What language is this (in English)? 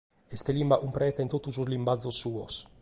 Sardinian